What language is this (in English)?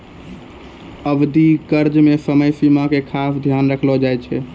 Maithili